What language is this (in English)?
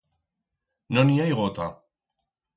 Aragonese